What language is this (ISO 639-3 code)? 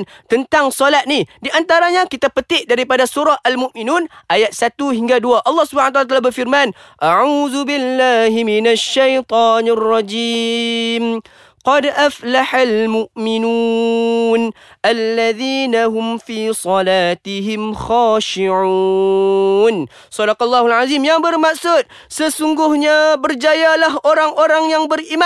msa